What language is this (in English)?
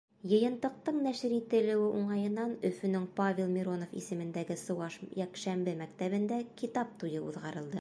Bashkir